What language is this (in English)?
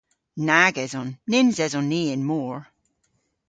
Cornish